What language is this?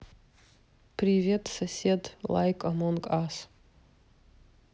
Russian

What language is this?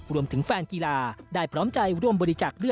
Thai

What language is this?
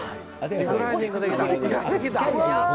Japanese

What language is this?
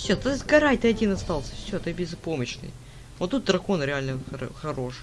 Russian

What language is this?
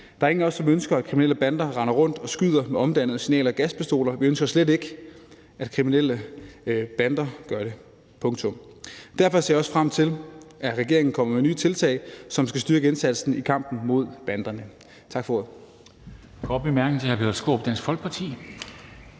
Danish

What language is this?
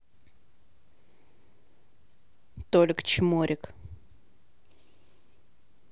Russian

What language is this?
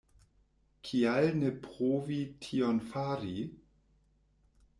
Esperanto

